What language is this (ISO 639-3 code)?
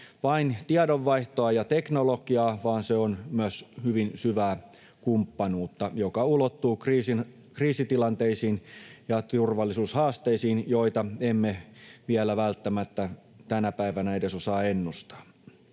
fin